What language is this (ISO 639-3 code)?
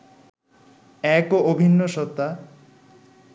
ben